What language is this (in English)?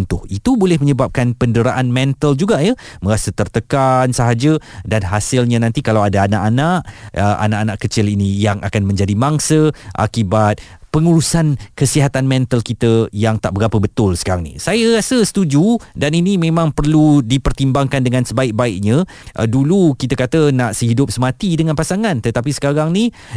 Malay